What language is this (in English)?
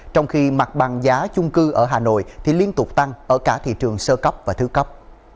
Vietnamese